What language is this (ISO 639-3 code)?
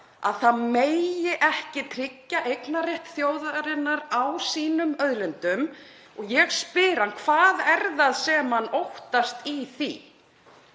isl